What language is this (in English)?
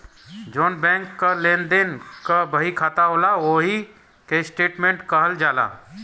Bhojpuri